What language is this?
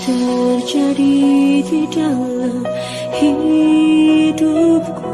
Indonesian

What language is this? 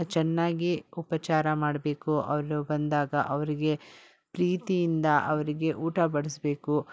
Kannada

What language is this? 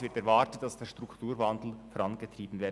Swiss German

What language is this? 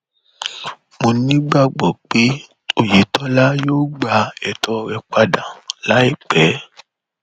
Yoruba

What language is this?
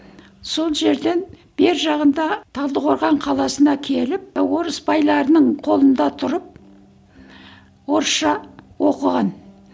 Kazakh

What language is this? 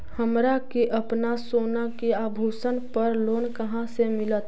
Magahi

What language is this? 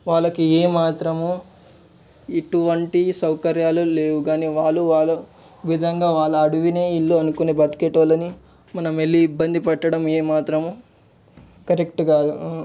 Telugu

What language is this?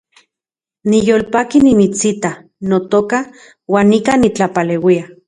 Central Puebla Nahuatl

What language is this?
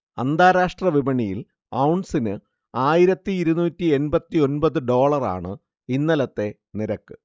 Malayalam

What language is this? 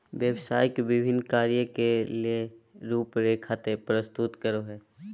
Magahi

